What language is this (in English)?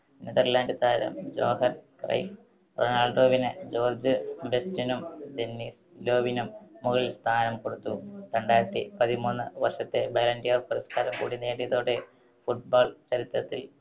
Malayalam